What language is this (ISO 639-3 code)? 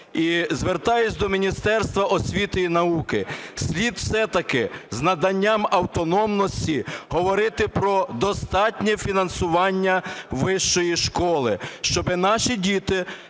ukr